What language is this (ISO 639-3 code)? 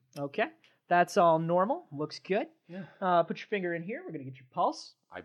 eng